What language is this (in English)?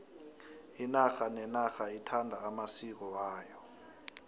South Ndebele